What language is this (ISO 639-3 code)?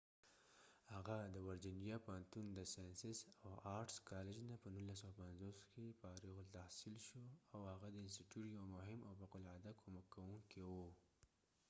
pus